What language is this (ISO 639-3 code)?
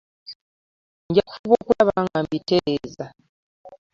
lug